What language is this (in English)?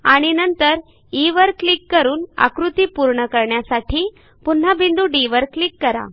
Marathi